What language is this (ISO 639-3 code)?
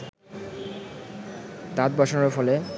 ben